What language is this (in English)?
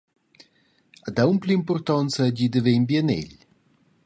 Romansh